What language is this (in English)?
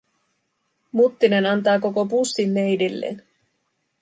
Finnish